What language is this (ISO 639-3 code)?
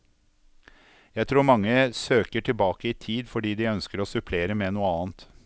nor